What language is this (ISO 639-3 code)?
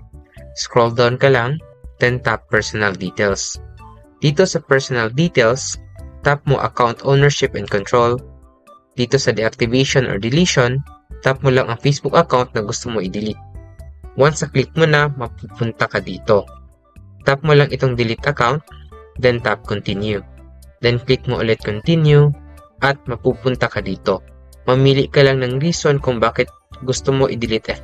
fil